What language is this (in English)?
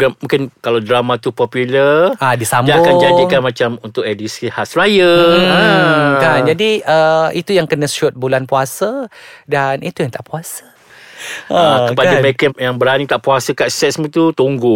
Malay